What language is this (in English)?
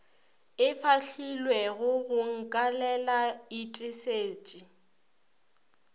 Northern Sotho